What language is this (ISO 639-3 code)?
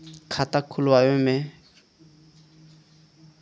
bho